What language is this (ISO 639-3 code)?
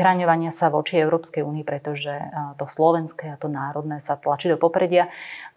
slk